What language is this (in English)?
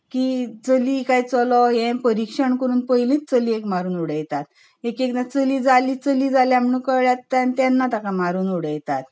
Konkani